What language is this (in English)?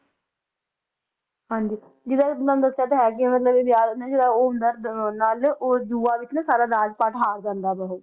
Punjabi